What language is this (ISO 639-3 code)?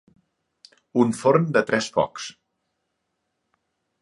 cat